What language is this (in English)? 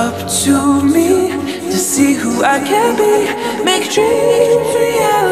English